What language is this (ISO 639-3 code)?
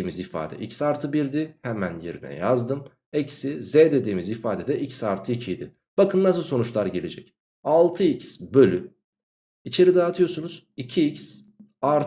tur